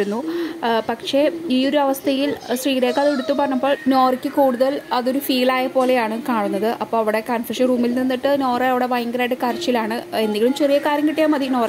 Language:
Malayalam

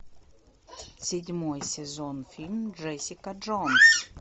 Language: Russian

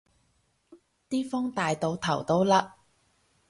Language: Cantonese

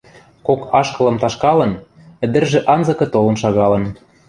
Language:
Western Mari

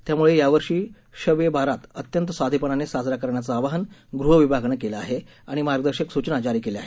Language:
Marathi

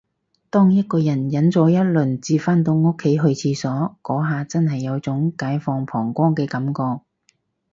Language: Cantonese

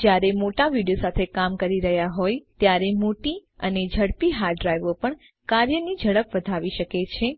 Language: Gujarati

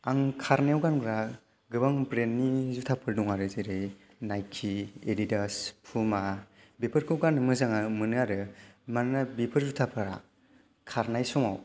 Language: Bodo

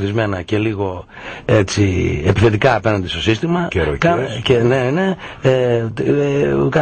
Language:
Greek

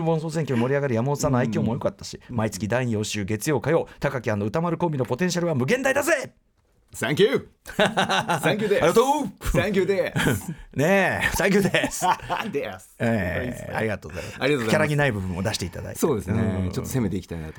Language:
Japanese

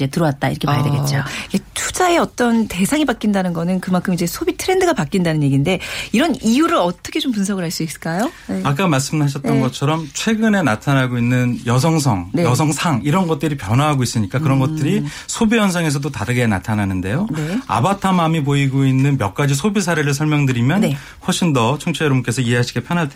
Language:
Korean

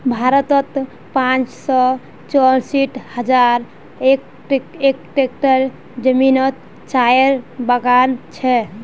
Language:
Magahi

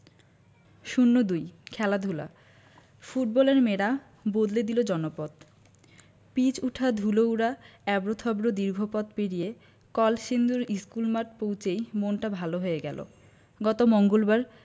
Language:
Bangla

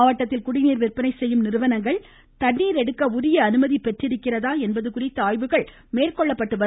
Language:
Tamil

